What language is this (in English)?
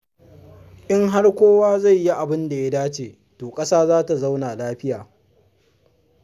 Hausa